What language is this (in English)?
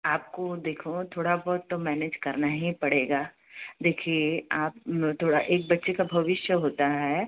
Hindi